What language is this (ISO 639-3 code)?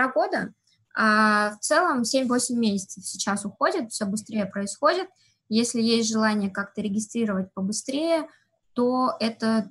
rus